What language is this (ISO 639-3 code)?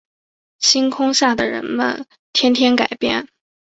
zho